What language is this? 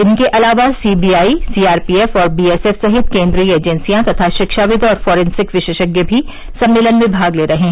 Hindi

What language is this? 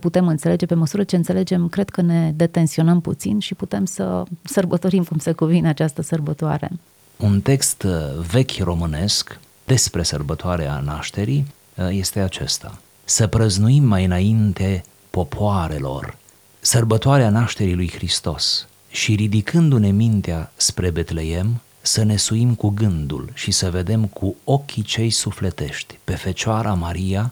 Romanian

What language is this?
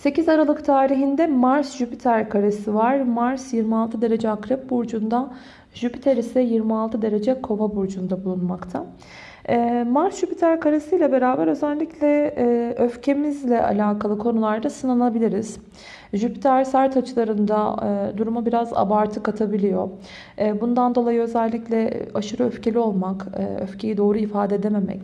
Turkish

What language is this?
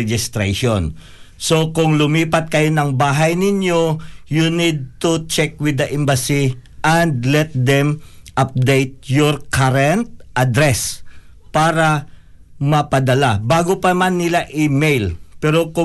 Filipino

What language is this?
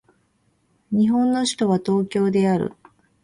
Japanese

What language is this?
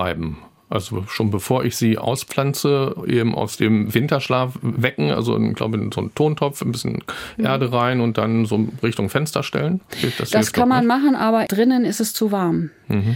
German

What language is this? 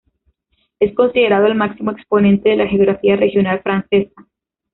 Spanish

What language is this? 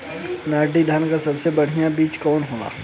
Bhojpuri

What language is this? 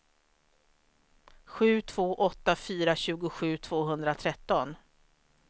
Swedish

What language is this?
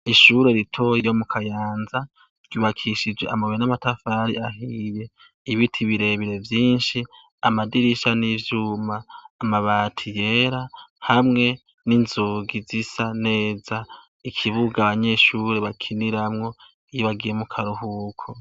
Rundi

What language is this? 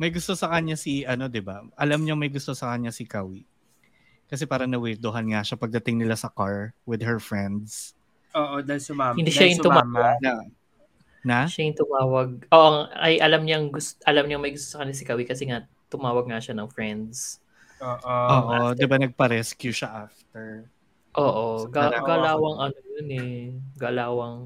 Filipino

